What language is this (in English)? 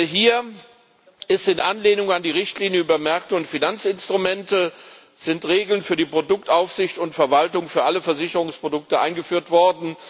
German